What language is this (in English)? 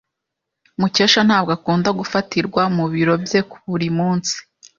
Kinyarwanda